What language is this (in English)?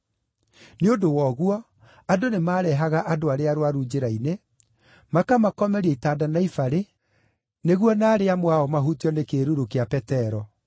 Kikuyu